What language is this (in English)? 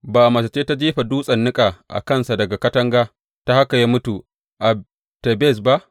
Hausa